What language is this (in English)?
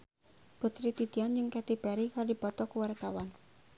Sundanese